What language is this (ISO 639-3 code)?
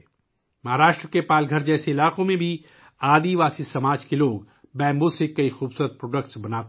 urd